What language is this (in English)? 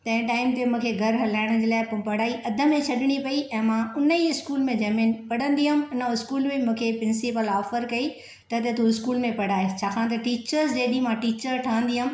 Sindhi